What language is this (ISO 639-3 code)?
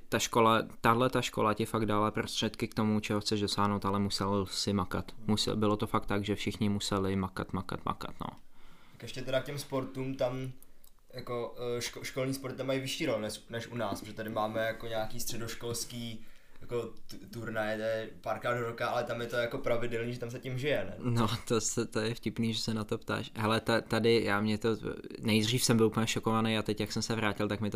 ces